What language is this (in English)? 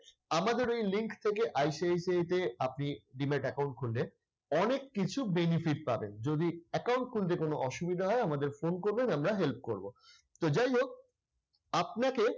Bangla